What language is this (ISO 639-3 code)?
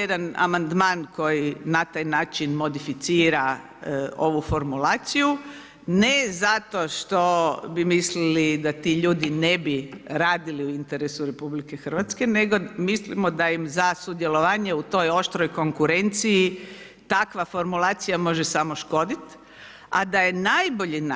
hrv